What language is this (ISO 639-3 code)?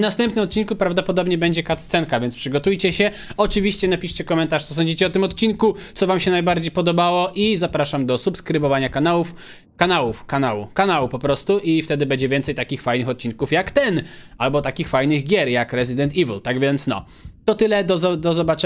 pol